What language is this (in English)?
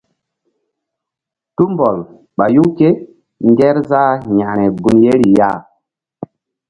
Mbum